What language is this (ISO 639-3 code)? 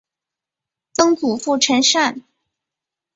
zho